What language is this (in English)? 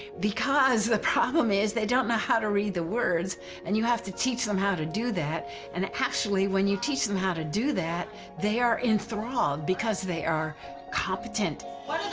English